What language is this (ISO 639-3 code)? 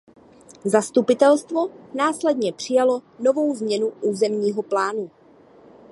ces